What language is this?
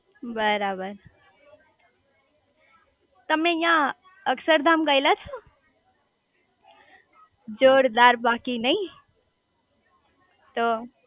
Gujarati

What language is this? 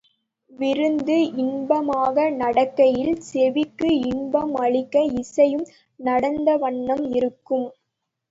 Tamil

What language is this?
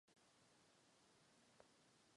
Czech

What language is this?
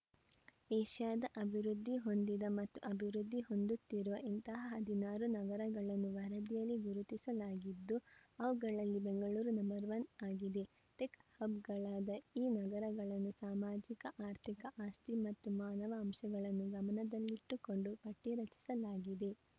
Kannada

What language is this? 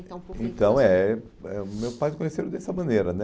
Portuguese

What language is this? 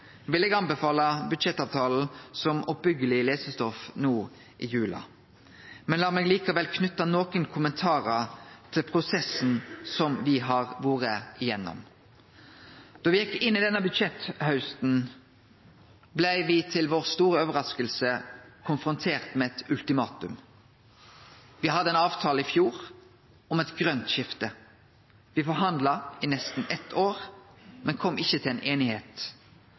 Norwegian Nynorsk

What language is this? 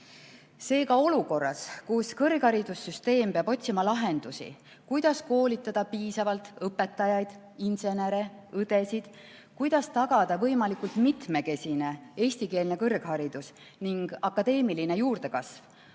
Estonian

